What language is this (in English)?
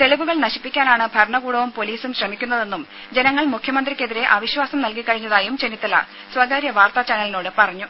Malayalam